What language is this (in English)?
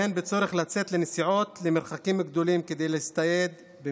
Hebrew